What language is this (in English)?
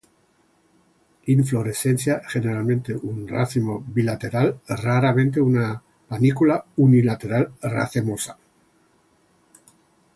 Spanish